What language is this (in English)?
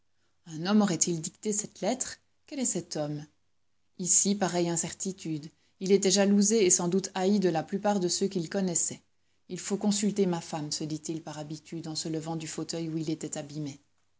French